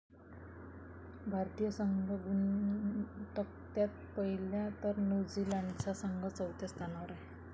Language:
Marathi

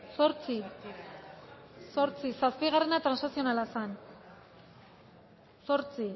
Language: Basque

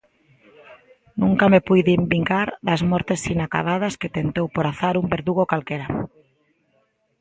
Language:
Galician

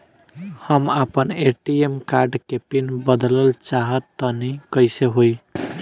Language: Bhojpuri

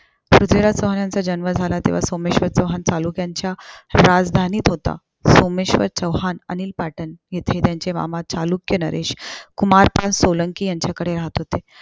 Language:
Marathi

